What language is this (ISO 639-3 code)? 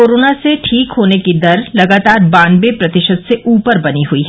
hin